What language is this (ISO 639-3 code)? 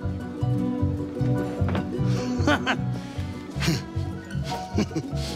rus